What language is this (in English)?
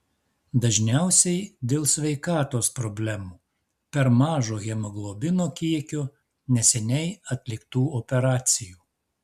Lithuanian